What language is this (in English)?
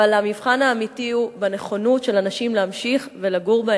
Hebrew